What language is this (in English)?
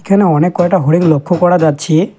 Bangla